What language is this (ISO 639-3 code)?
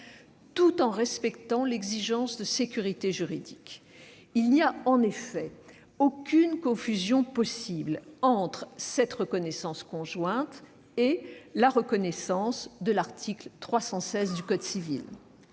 fra